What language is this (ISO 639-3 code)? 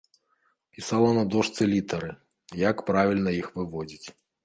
bel